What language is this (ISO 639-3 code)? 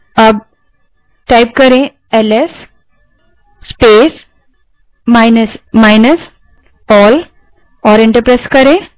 hin